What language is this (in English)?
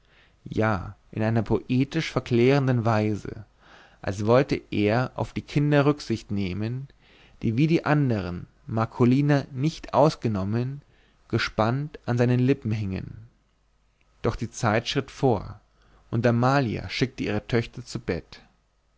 German